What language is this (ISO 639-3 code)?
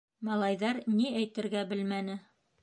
bak